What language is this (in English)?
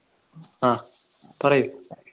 Malayalam